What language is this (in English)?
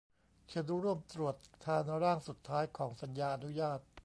Thai